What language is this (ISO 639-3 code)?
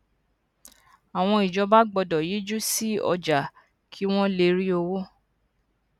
yor